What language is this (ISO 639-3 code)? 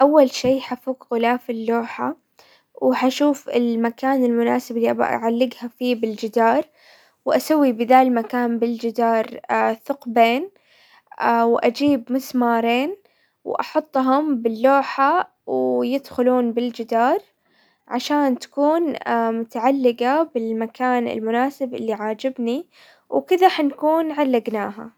acw